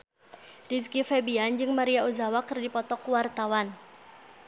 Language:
Sundanese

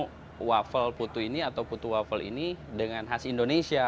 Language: Indonesian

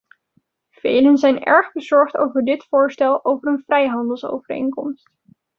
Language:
Dutch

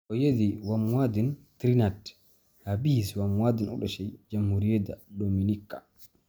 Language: Somali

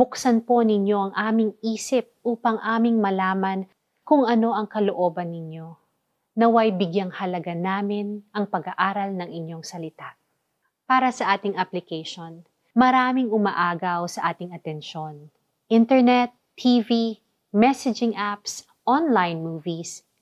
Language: Filipino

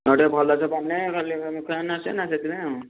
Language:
Odia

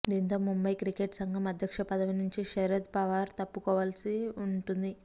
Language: Telugu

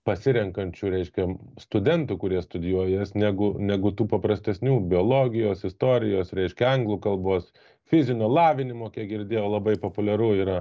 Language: Lithuanian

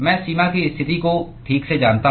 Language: Hindi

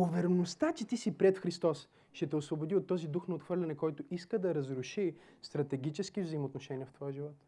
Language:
Bulgarian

